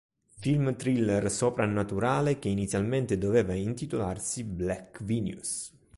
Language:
Italian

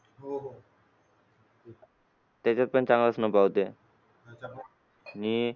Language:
Marathi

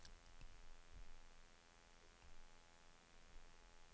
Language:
Swedish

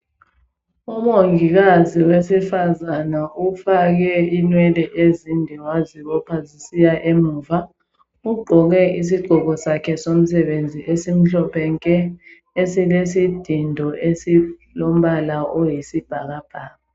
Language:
North Ndebele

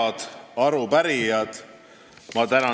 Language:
Estonian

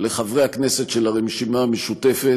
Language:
Hebrew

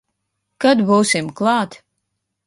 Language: Latvian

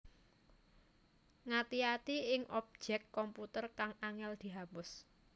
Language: Javanese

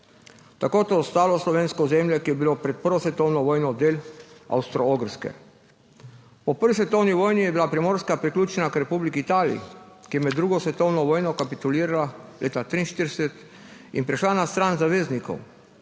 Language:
Slovenian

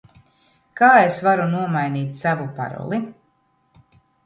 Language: Latvian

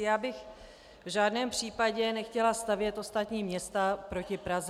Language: Czech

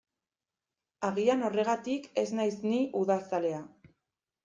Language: Basque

